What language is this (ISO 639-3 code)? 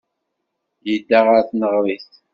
kab